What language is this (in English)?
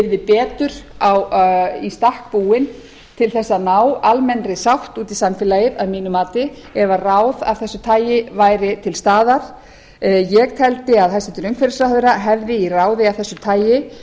Icelandic